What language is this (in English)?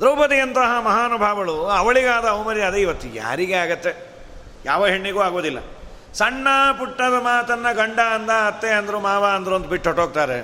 Kannada